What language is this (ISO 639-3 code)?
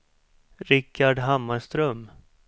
swe